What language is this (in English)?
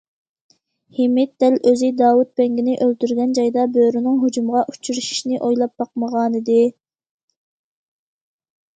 Uyghur